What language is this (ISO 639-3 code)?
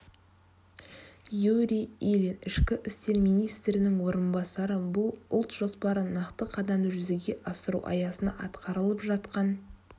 kaz